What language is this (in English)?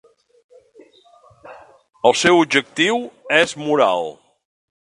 Catalan